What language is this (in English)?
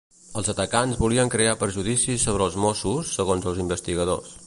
Catalan